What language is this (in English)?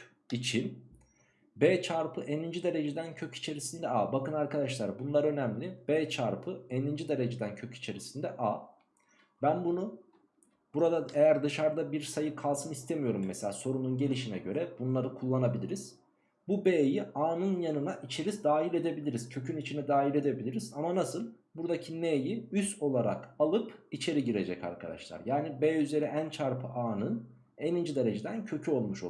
Turkish